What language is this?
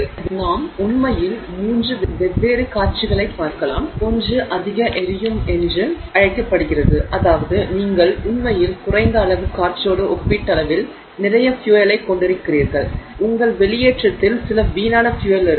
Tamil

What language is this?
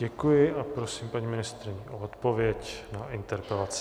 Czech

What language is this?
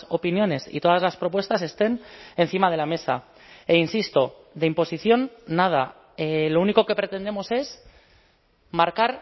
Spanish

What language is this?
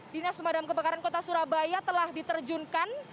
Indonesian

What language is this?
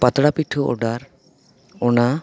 Santali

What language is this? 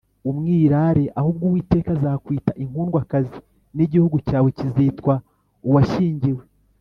Kinyarwanda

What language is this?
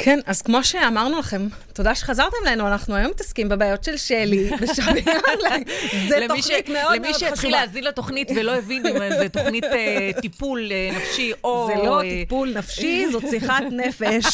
Hebrew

